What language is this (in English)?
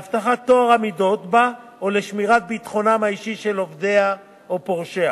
Hebrew